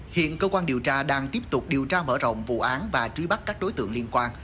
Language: Vietnamese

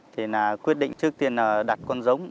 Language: Vietnamese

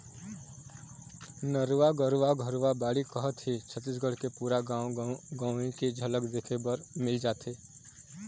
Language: Chhattisgarhi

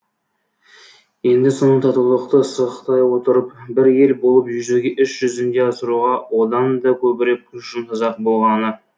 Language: Kazakh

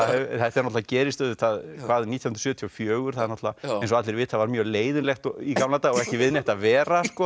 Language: Icelandic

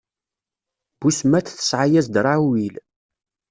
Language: Kabyle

